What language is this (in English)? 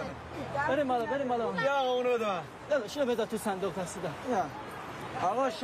Persian